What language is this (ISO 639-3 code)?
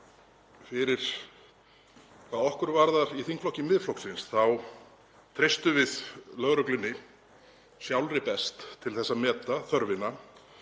isl